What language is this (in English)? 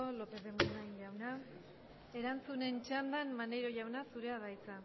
Basque